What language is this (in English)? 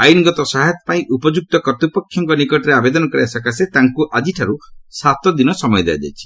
Odia